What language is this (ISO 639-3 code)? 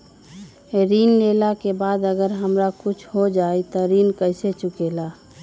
mag